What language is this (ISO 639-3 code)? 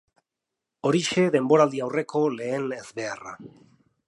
eus